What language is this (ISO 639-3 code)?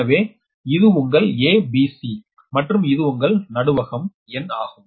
tam